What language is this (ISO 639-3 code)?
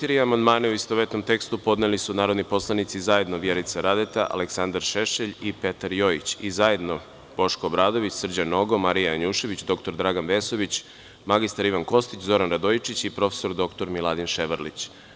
srp